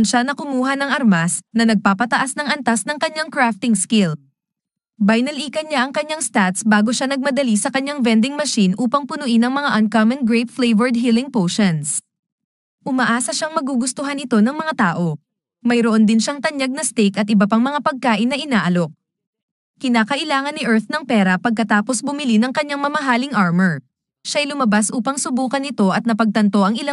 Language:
Filipino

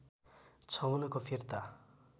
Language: Nepali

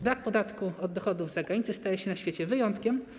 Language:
Polish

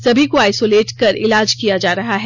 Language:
Hindi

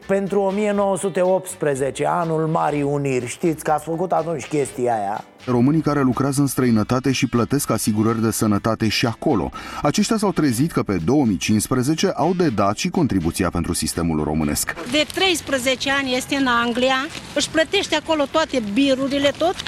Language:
Romanian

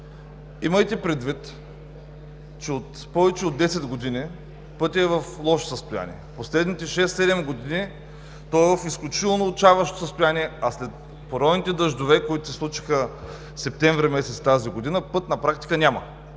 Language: Bulgarian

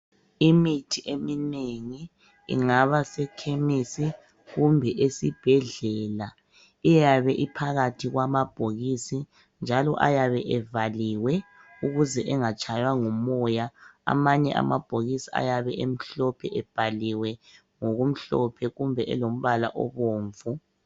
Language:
North Ndebele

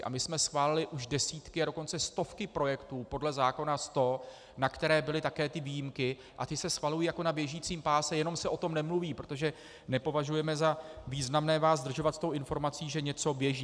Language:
Czech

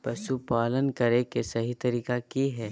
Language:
Magahi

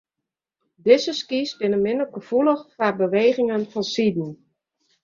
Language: Western Frisian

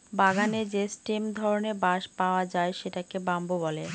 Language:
Bangla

